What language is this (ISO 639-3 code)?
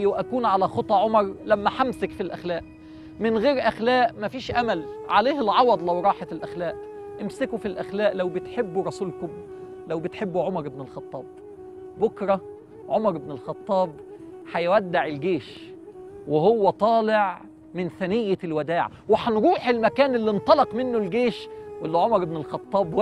ara